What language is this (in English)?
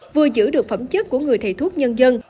Vietnamese